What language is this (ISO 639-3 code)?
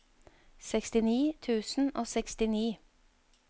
nor